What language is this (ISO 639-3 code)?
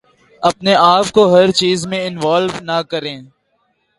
urd